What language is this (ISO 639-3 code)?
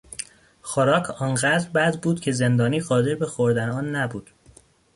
fas